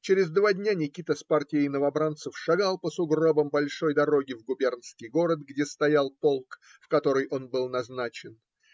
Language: Russian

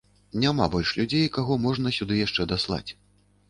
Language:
Belarusian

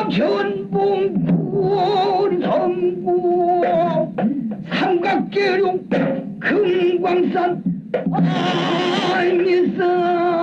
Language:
Korean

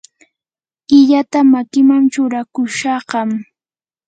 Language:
Yanahuanca Pasco Quechua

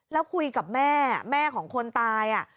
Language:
Thai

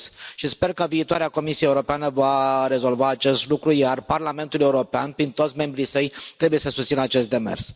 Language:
Romanian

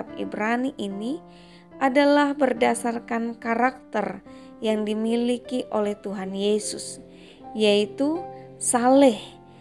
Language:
Indonesian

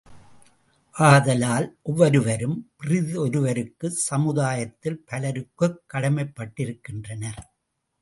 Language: Tamil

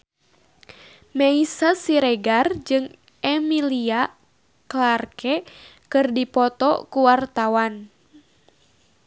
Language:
Sundanese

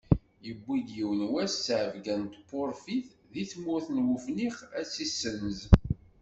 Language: Kabyle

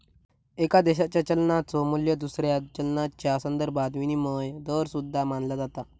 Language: Marathi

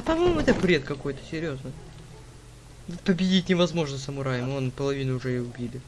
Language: Russian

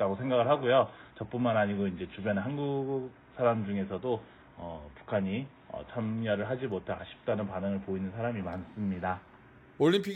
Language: Korean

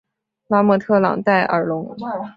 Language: Chinese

